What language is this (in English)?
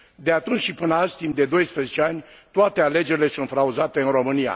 Romanian